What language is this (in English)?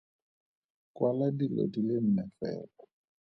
Tswana